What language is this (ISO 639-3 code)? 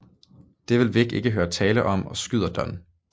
dan